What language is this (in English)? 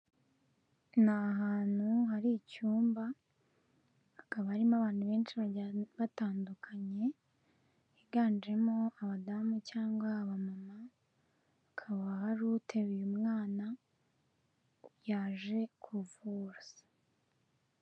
Kinyarwanda